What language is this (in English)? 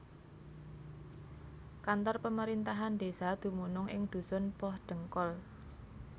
Javanese